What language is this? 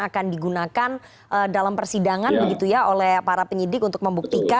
Indonesian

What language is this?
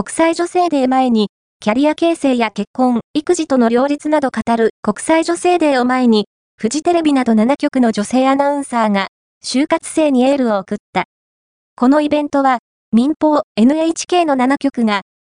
Japanese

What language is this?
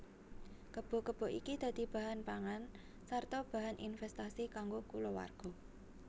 Javanese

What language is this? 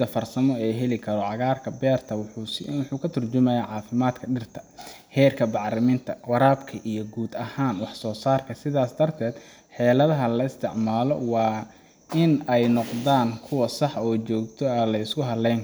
Somali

